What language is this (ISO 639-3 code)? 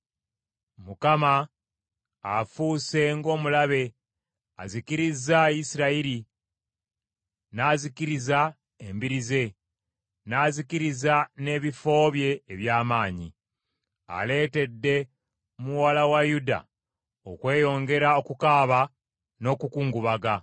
lug